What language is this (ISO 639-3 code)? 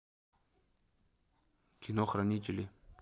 rus